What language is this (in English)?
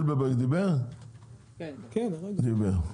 Hebrew